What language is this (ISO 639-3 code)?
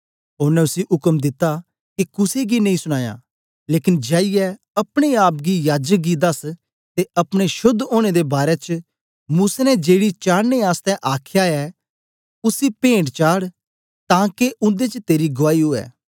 doi